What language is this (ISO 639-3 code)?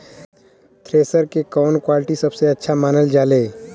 bho